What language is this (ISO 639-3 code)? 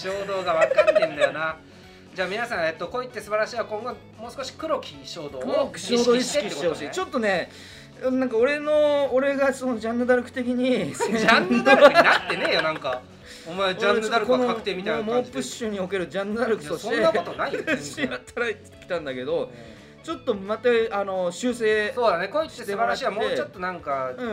jpn